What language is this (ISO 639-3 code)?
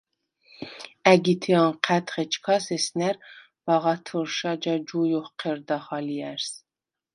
sva